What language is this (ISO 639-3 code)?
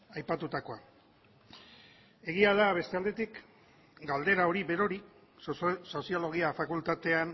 eus